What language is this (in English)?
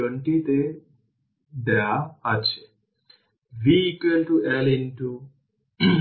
Bangla